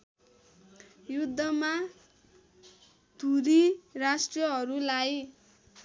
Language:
Nepali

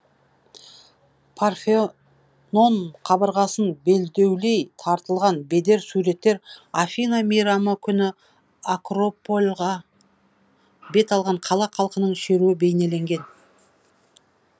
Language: Kazakh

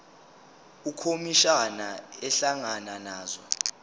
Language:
Zulu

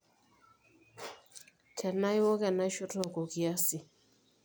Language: Masai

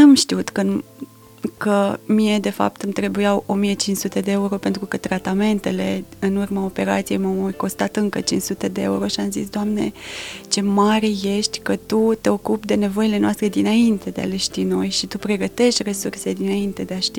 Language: Romanian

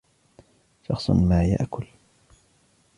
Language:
Arabic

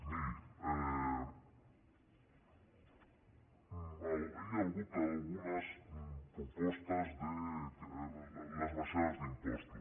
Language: Catalan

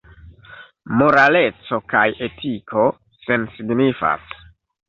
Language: Esperanto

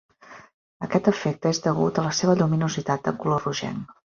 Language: Catalan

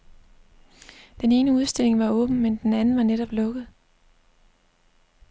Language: Danish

